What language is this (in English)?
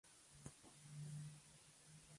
Spanish